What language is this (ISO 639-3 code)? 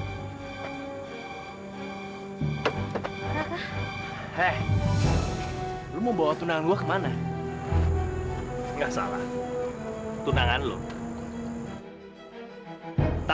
ind